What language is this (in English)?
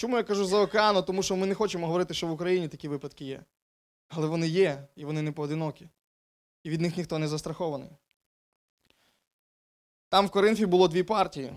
Ukrainian